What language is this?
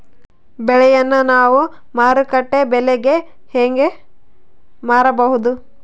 Kannada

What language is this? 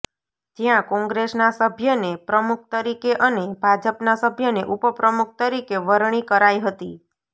Gujarati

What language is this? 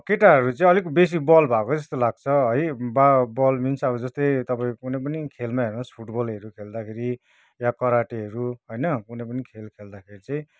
Nepali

